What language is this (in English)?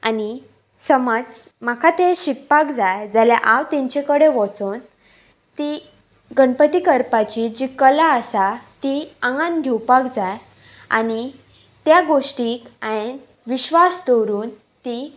Konkani